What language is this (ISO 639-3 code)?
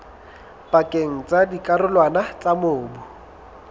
sot